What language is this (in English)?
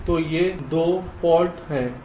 Hindi